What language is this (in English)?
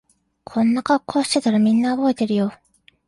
Japanese